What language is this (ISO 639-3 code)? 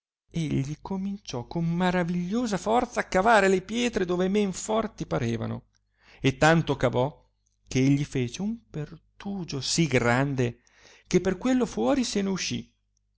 ita